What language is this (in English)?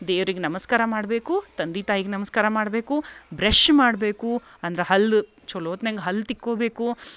Kannada